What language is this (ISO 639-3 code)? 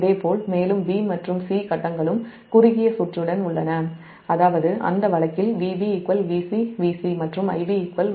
tam